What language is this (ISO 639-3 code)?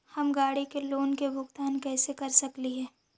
mag